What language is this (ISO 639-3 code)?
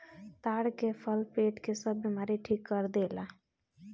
bho